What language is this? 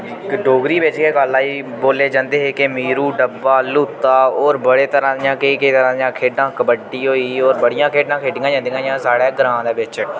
Dogri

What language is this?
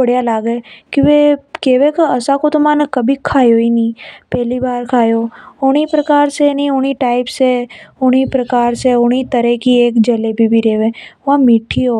Hadothi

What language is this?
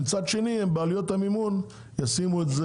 Hebrew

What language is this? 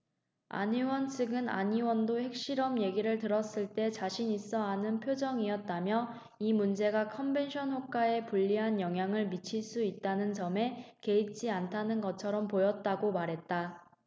Korean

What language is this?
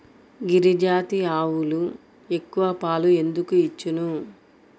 Telugu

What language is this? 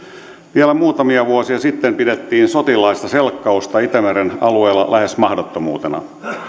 Finnish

